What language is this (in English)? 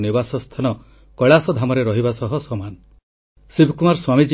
Odia